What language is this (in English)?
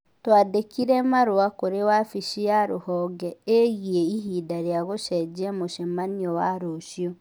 Kikuyu